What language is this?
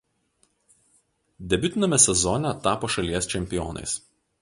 Lithuanian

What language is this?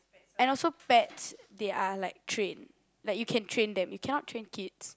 English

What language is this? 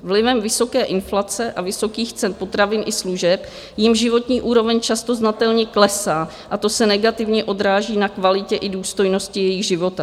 Czech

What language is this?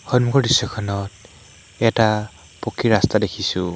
Assamese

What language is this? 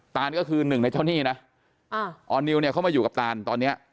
Thai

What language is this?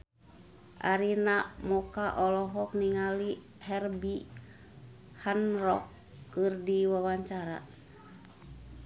Sundanese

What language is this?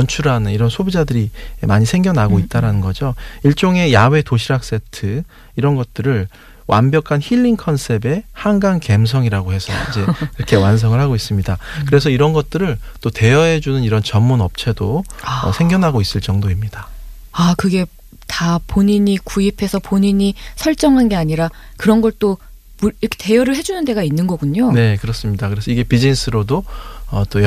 Korean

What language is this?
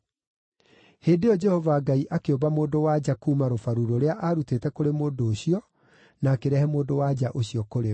Kikuyu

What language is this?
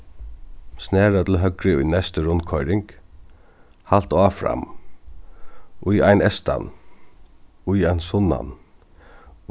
Faroese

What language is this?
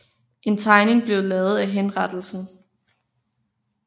Danish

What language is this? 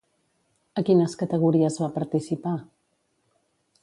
Catalan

